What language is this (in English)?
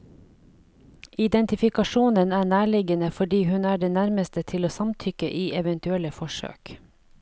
Norwegian